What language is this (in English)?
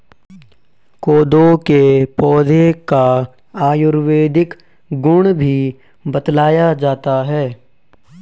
Hindi